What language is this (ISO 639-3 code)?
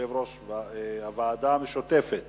heb